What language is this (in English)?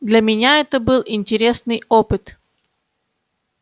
Russian